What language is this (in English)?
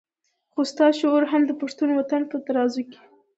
Pashto